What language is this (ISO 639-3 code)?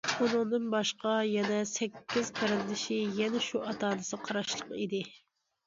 uig